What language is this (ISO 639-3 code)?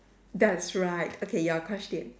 eng